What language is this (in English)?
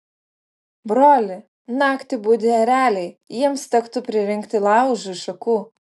Lithuanian